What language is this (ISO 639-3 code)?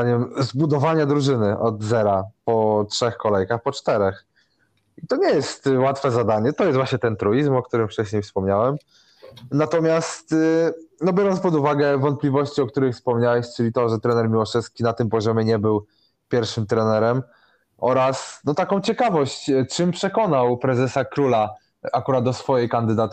pol